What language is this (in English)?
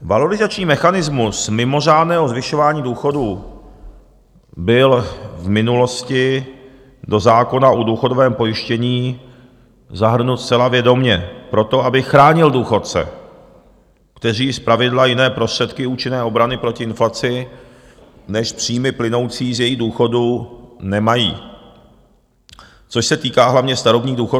Czech